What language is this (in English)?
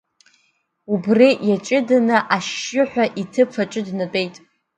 Abkhazian